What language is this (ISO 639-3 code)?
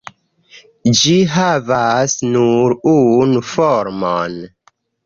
epo